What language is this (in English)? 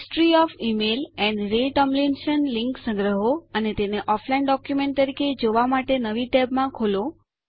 Gujarati